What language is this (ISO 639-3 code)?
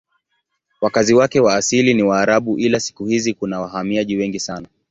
swa